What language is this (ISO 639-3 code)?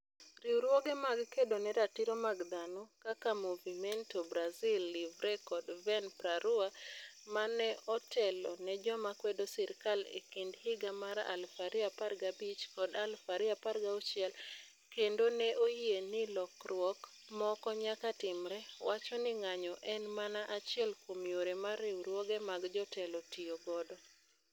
luo